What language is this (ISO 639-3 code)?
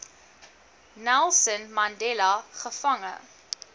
afr